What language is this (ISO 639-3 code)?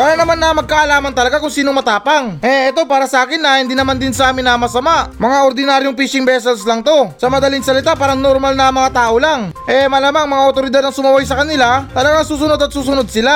fil